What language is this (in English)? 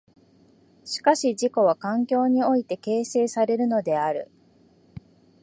Japanese